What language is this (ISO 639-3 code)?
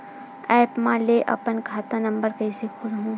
hne